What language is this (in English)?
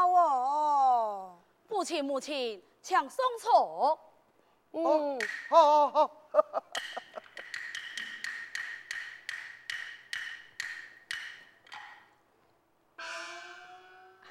Chinese